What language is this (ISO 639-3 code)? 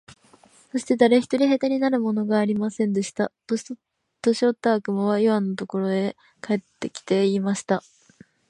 jpn